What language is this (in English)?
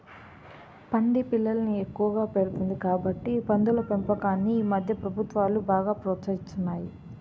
Telugu